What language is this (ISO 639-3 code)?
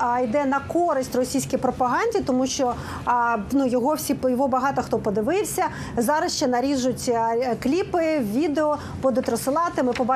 ukr